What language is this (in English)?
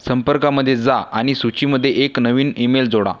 Marathi